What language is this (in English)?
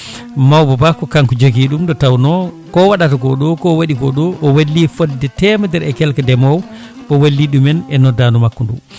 Fula